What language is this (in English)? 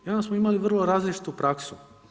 Croatian